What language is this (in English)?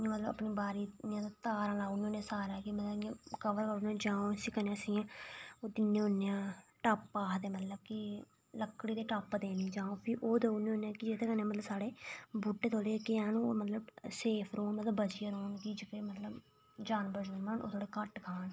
Dogri